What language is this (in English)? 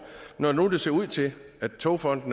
Danish